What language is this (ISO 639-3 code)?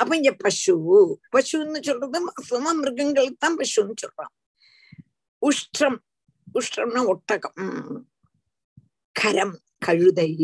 tam